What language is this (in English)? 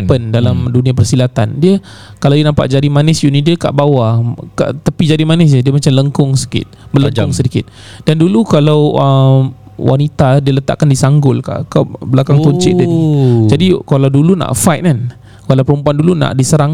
Malay